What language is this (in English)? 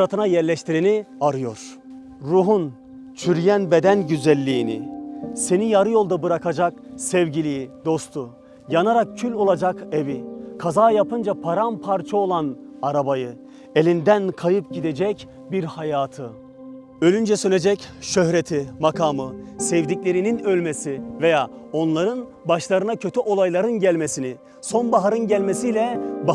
Turkish